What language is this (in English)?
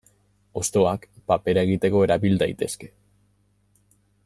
Basque